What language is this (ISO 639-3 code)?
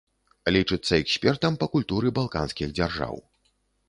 bel